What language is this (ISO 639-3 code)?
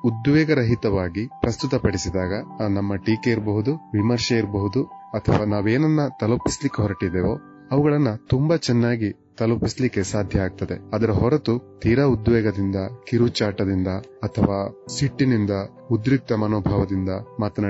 kan